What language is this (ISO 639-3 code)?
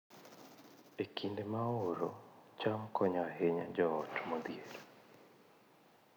luo